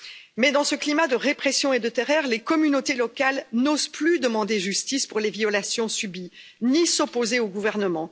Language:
French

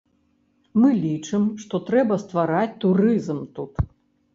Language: Belarusian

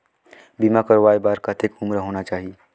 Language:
Chhattisgarhi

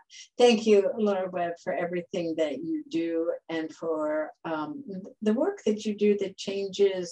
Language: English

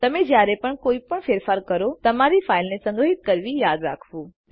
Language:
Gujarati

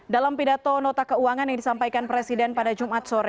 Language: Indonesian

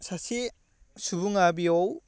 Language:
Bodo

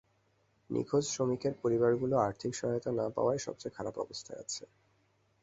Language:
Bangla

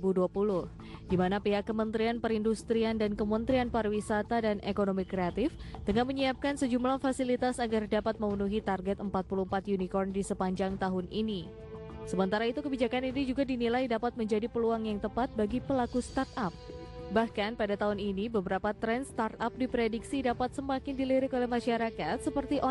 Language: Indonesian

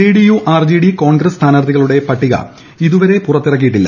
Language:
Malayalam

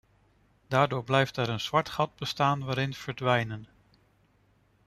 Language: Dutch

